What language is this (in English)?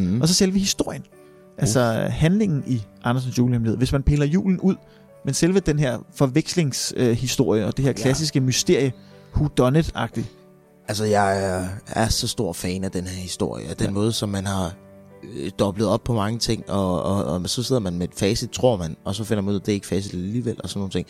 Danish